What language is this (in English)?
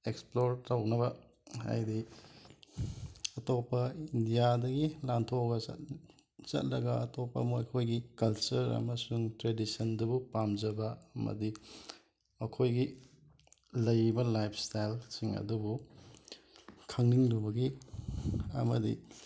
Manipuri